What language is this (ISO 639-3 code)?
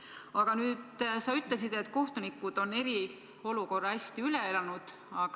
est